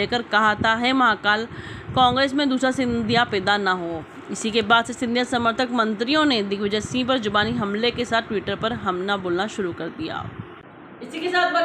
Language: Hindi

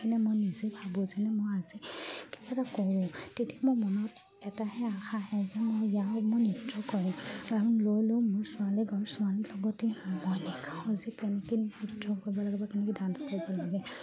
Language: Assamese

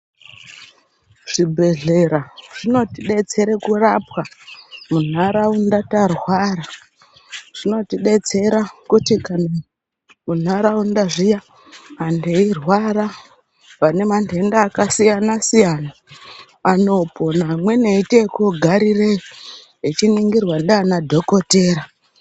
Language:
Ndau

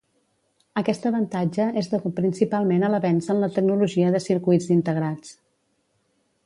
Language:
Catalan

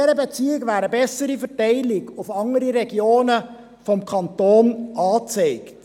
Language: Swiss German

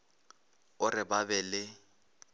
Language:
Northern Sotho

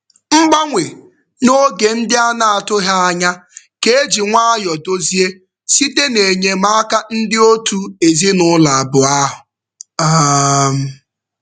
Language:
Igbo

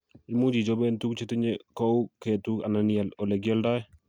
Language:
Kalenjin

